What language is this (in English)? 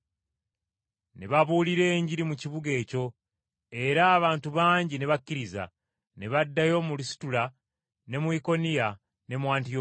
Ganda